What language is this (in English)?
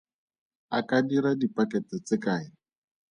Tswana